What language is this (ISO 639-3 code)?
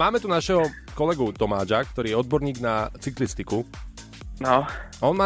slk